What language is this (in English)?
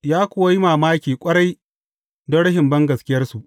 Hausa